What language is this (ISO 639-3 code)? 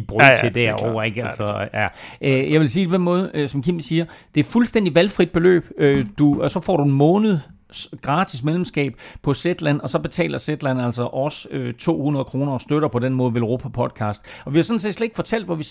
dan